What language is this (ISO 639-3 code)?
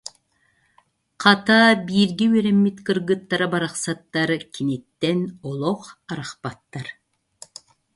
sah